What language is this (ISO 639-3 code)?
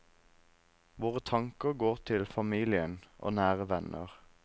nor